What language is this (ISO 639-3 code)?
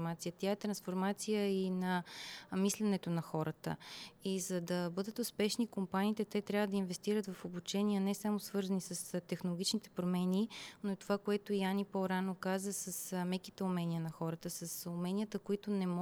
bul